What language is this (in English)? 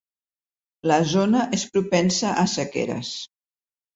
Catalan